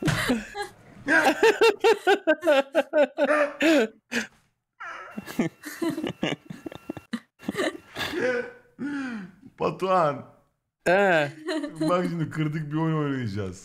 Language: Turkish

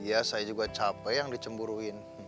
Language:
Indonesian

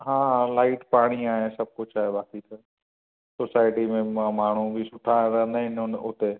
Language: Sindhi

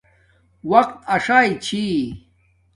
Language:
Domaaki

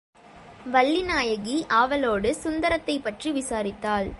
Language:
Tamil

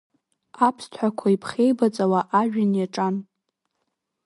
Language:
Abkhazian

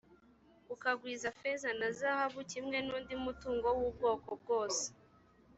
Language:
Kinyarwanda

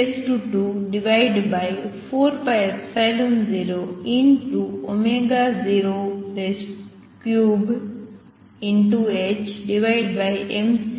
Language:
Gujarati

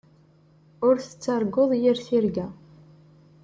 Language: Kabyle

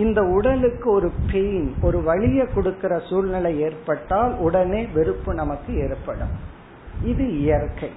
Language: Tamil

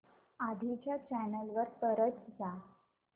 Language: Marathi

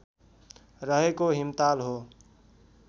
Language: Nepali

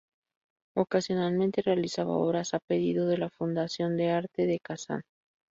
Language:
Spanish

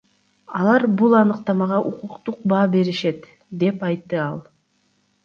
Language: Kyrgyz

